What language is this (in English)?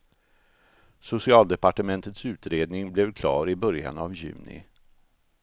Swedish